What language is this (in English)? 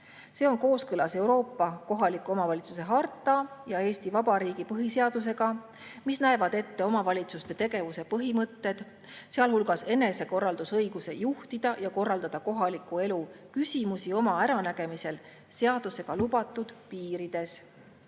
Estonian